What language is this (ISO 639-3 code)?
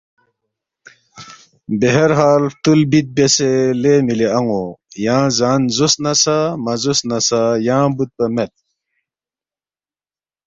bft